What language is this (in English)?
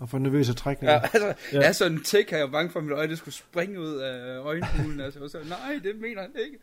Danish